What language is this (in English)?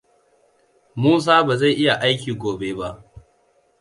Hausa